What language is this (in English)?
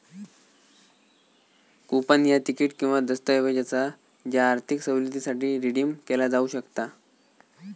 Marathi